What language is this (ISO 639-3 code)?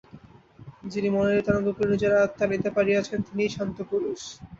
ben